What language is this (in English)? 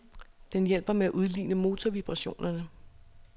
Danish